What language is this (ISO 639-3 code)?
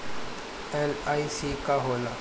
bho